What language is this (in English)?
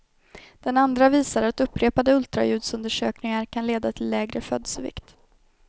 Swedish